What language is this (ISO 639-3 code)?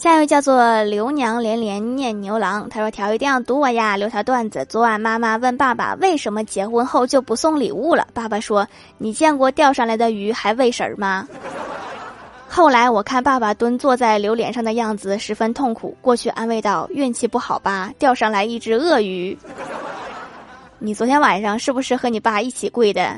zho